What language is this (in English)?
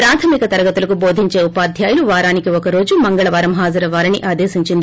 Telugu